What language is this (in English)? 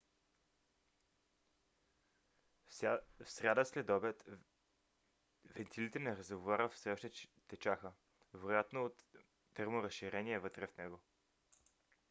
Bulgarian